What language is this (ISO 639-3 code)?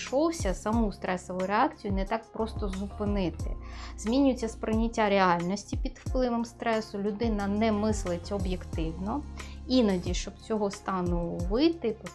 ukr